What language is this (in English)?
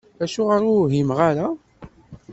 Kabyle